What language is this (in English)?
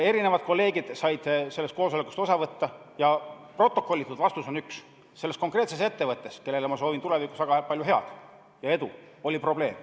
Estonian